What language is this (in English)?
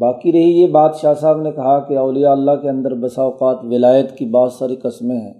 Urdu